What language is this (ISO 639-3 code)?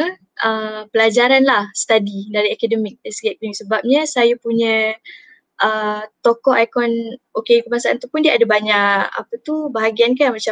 msa